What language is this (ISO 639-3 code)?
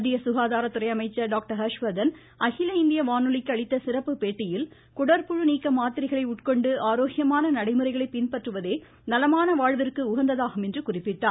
tam